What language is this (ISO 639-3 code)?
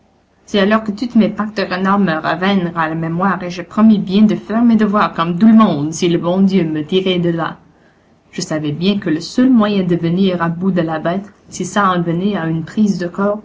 fra